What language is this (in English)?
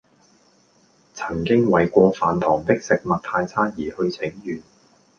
Cantonese